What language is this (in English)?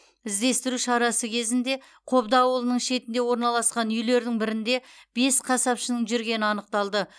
Kazakh